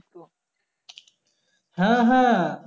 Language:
Bangla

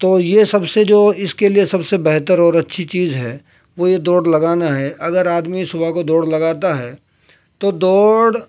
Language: Urdu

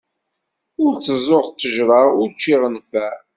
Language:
Kabyle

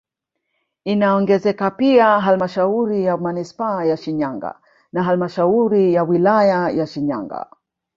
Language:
Swahili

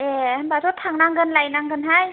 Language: Bodo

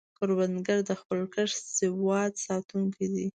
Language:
Pashto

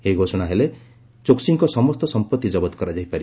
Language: Odia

